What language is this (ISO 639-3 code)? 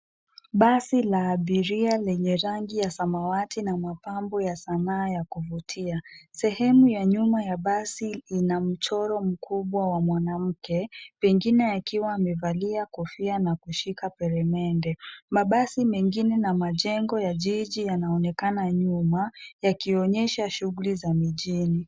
swa